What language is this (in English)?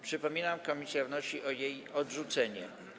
Polish